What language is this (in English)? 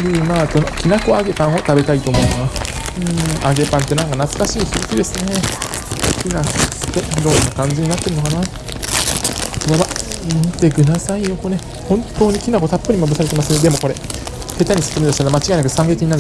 Japanese